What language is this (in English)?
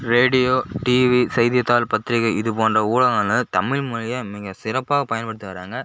Tamil